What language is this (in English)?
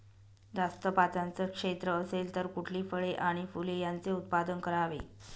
Marathi